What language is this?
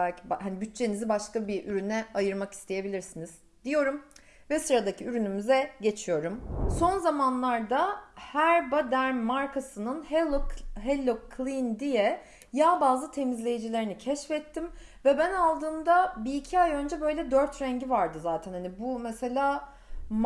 Turkish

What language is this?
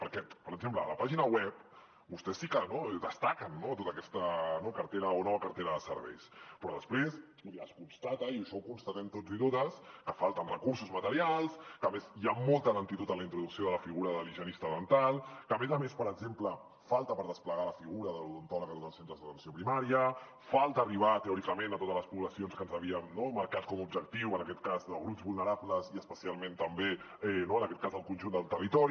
Catalan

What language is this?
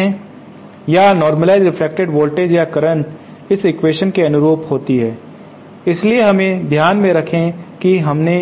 Hindi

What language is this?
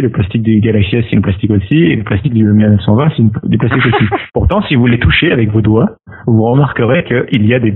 French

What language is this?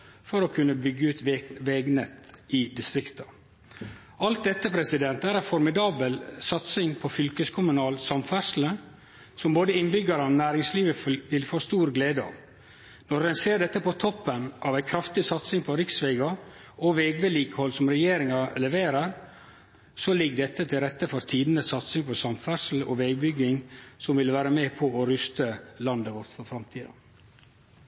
Norwegian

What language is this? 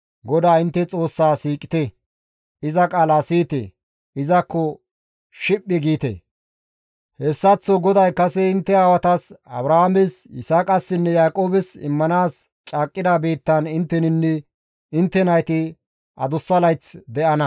Gamo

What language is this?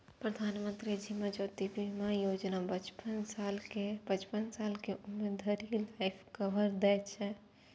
Maithili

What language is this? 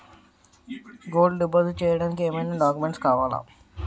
Telugu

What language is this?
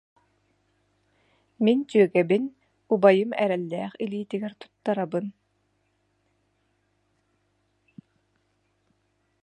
Yakut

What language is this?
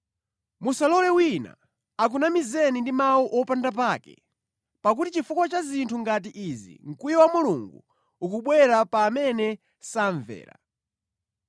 Nyanja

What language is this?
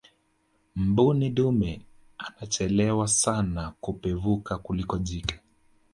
Swahili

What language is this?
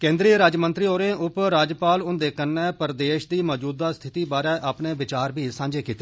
Dogri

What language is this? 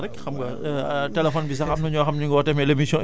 Wolof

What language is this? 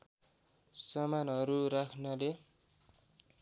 Nepali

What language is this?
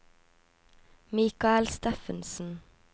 Norwegian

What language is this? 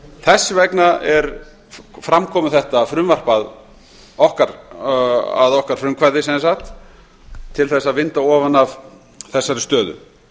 Icelandic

